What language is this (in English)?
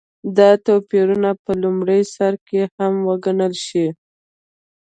Pashto